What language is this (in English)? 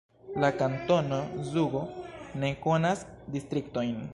Esperanto